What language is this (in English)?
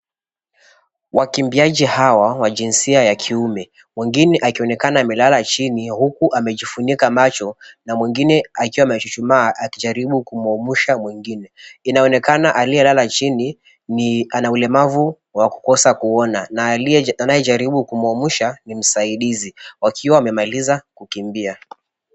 Swahili